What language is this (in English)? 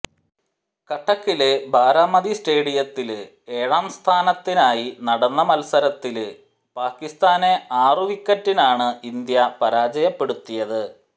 Malayalam